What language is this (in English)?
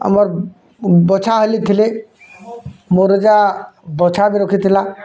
Odia